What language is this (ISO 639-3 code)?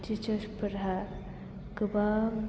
brx